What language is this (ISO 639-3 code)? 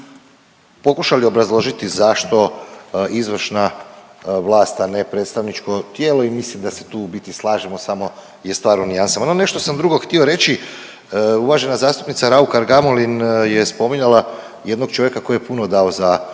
hrv